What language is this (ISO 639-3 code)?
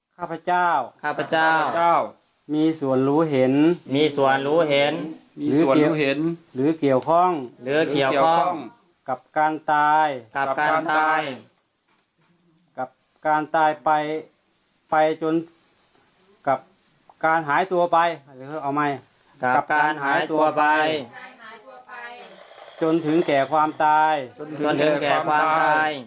tha